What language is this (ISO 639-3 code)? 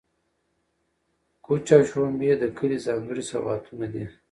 pus